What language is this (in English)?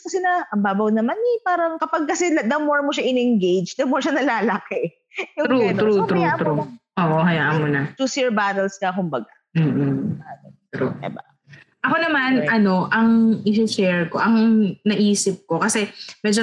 Filipino